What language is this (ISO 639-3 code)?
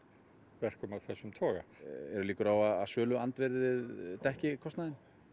isl